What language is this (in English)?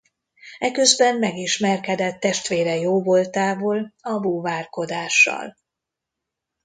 Hungarian